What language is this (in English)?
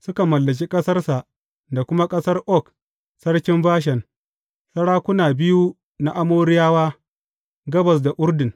Hausa